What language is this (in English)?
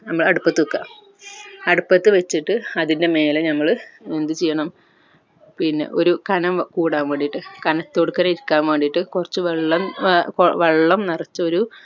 Malayalam